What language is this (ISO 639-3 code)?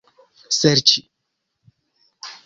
epo